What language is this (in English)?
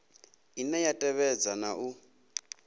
Venda